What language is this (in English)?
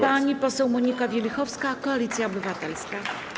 Polish